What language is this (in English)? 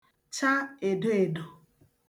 Igbo